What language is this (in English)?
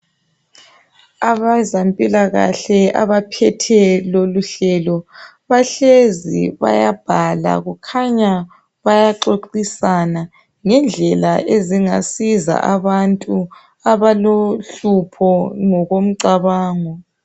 North Ndebele